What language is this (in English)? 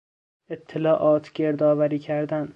Persian